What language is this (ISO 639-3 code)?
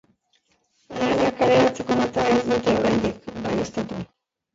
eus